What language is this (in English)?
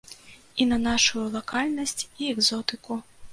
Belarusian